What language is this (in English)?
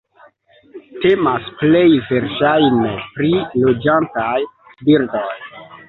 Esperanto